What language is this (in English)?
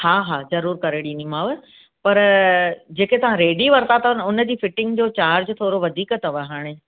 Sindhi